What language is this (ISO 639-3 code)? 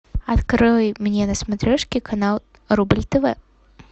rus